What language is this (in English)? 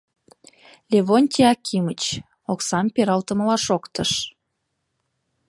Mari